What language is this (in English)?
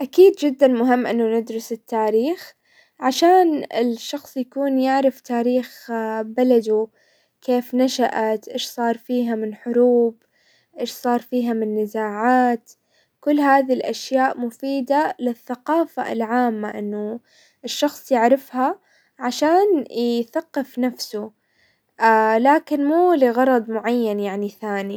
Hijazi Arabic